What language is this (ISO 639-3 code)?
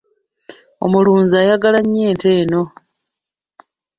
lug